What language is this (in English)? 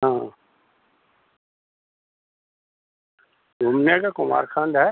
Hindi